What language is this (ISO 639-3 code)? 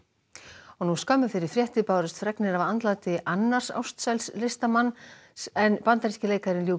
isl